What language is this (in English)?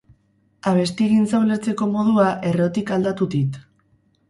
Basque